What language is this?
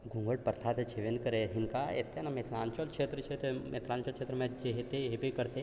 Maithili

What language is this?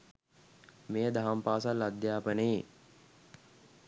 Sinhala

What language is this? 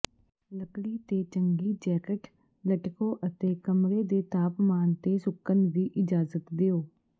Punjabi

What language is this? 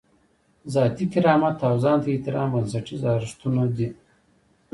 Pashto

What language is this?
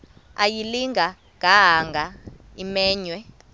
Xhosa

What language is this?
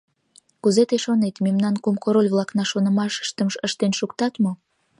Mari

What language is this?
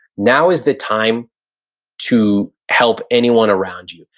English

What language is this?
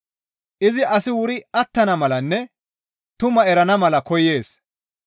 Gamo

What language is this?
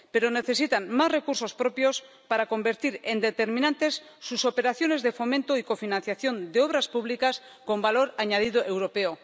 Spanish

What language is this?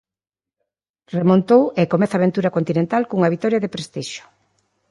Galician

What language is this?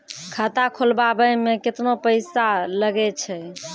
Maithili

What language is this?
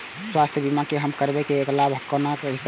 Maithili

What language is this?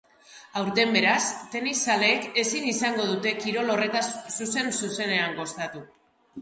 Basque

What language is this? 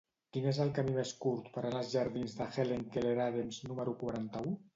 Catalan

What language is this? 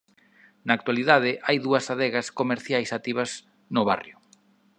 Galician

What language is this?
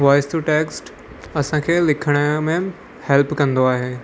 Sindhi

